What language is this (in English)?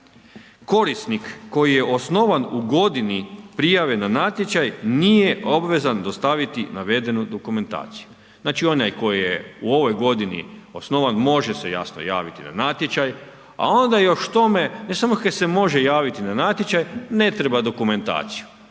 Croatian